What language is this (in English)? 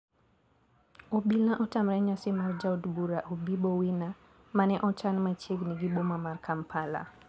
Luo (Kenya and Tanzania)